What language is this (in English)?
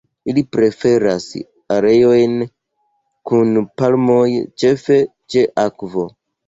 Esperanto